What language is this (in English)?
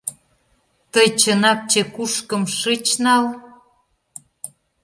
Mari